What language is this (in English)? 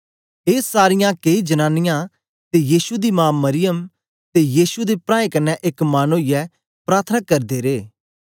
Dogri